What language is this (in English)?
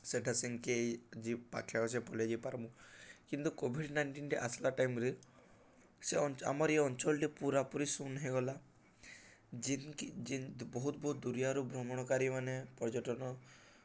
Odia